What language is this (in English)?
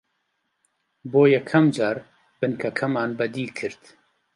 Central Kurdish